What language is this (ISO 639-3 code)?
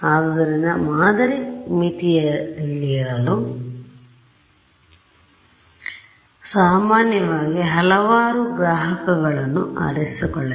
kan